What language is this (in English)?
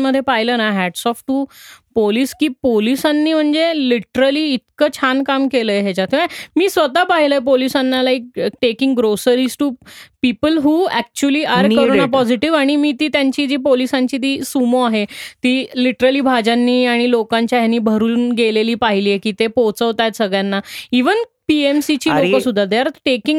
Marathi